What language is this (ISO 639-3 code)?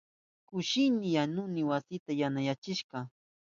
qup